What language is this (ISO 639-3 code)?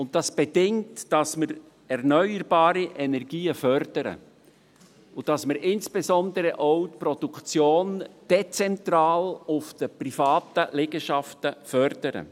gsw